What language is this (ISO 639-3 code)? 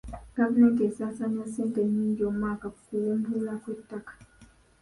lug